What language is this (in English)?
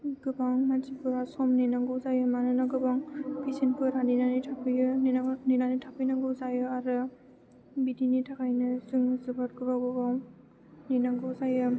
Bodo